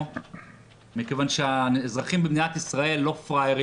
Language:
Hebrew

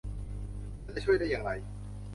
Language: Thai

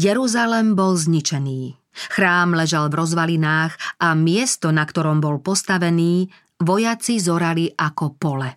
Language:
Slovak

